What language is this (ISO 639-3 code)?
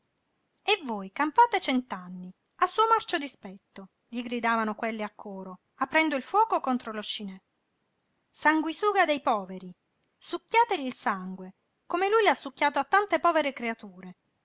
ita